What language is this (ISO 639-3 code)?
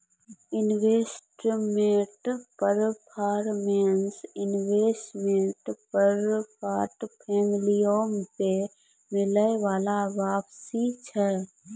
mai